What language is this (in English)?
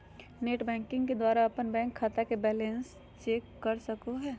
Magahi